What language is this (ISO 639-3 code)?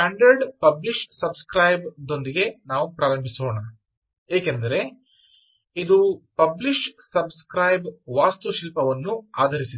kan